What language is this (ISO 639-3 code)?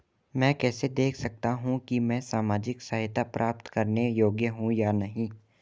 hin